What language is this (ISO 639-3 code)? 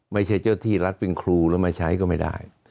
tha